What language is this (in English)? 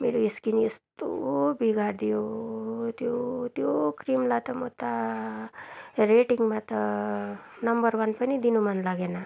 Nepali